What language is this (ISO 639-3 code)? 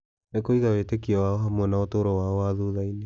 kik